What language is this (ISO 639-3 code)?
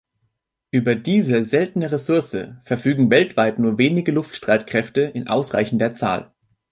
deu